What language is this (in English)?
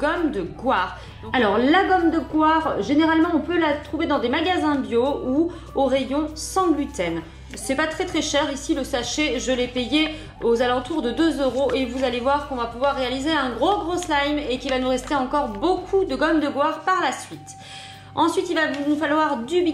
French